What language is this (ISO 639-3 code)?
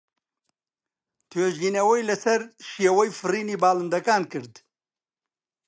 ckb